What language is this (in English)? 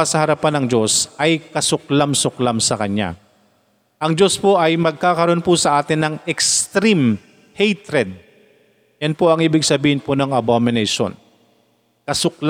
Filipino